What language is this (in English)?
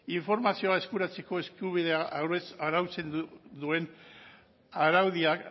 Basque